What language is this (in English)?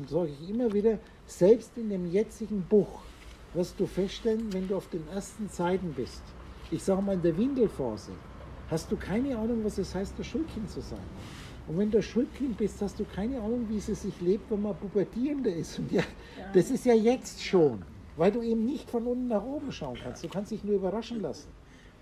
German